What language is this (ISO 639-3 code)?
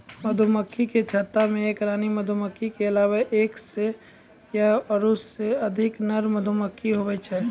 mai